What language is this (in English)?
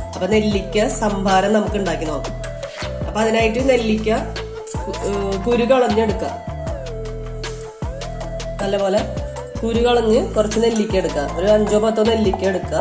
Arabic